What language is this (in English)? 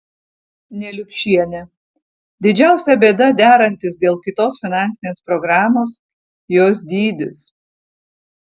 Lithuanian